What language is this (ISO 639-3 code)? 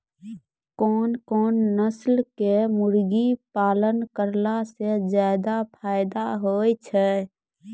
mai